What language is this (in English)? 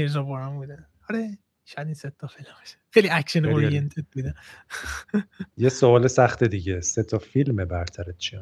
Persian